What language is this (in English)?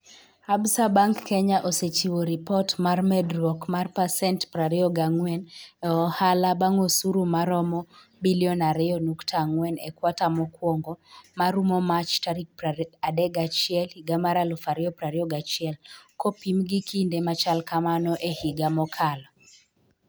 Luo (Kenya and Tanzania)